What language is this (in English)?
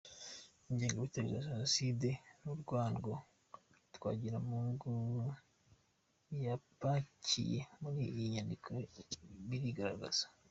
Kinyarwanda